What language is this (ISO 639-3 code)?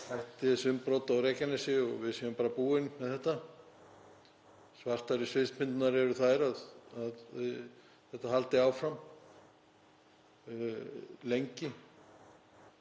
isl